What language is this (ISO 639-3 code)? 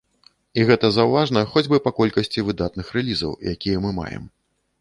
bel